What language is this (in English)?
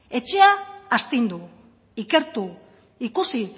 Basque